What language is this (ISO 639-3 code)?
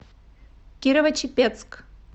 rus